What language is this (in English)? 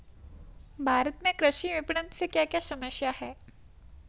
Hindi